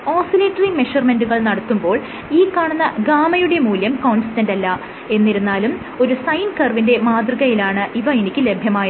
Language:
Malayalam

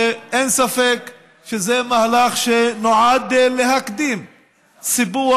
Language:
Hebrew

